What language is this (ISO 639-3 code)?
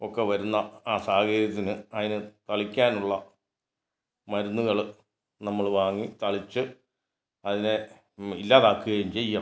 mal